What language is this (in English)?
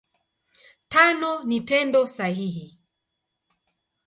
Swahili